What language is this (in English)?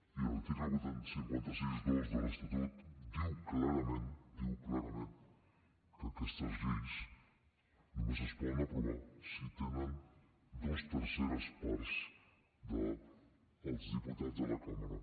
Catalan